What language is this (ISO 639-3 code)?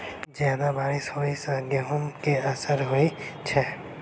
mai